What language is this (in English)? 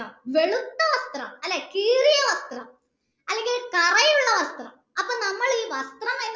Malayalam